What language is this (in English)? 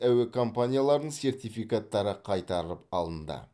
Kazakh